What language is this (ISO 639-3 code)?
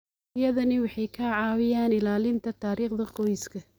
som